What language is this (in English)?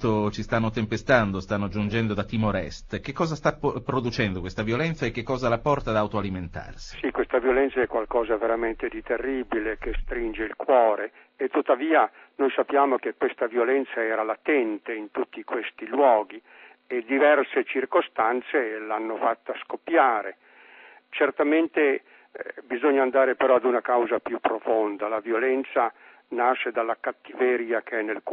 Italian